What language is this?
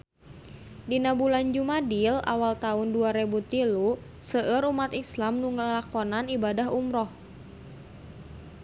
Sundanese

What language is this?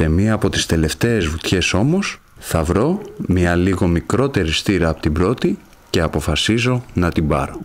Greek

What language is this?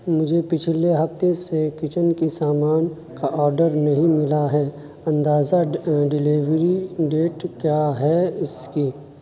Urdu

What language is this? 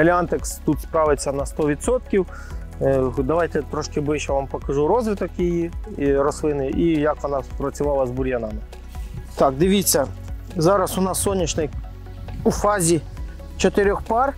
Ukrainian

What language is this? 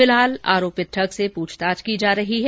Hindi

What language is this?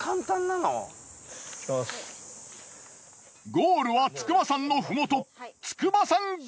Japanese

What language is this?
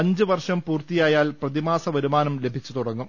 Malayalam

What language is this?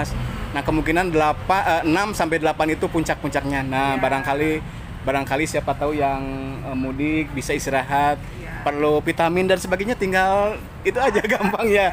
Indonesian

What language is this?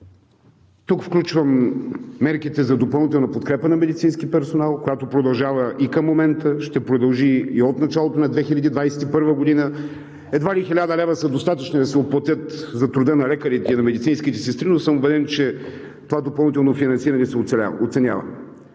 Bulgarian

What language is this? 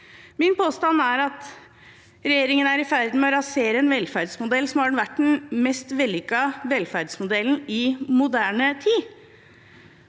Norwegian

